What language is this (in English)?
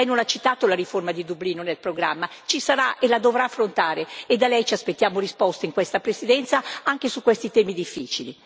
Italian